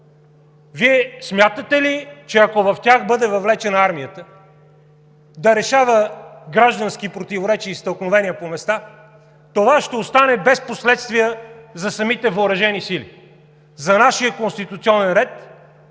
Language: Bulgarian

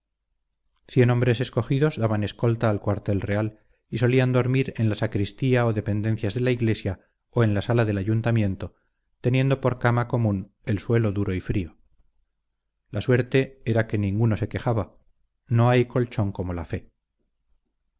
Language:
Spanish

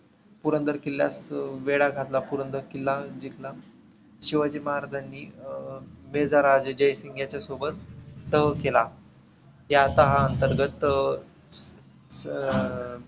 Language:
Marathi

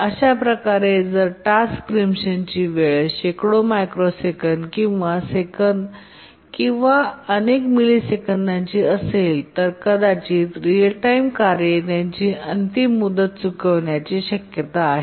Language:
Marathi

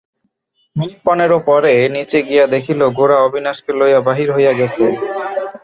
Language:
Bangla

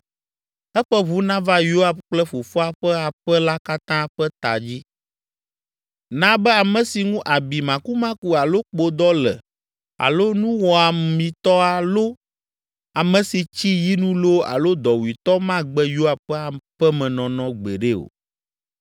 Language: Ewe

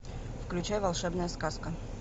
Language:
Russian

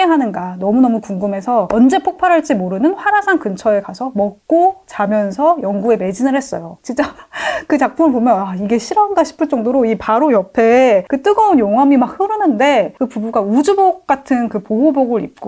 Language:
Korean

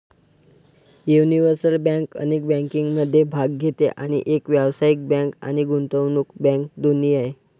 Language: Marathi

